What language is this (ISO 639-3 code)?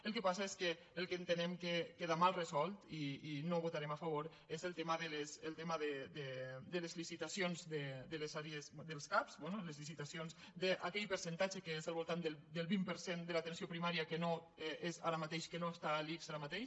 cat